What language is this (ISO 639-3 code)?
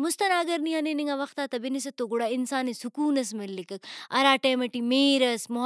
brh